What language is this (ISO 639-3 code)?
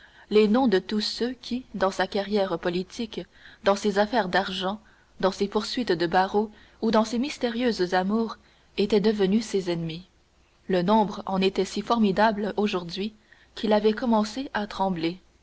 fra